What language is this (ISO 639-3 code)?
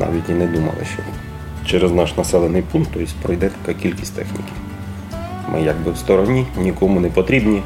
ukr